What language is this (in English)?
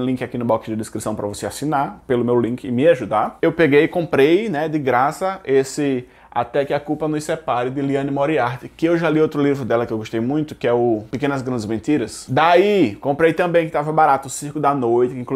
Portuguese